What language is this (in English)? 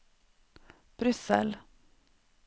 Norwegian